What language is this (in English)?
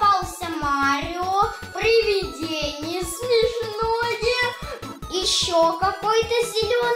Russian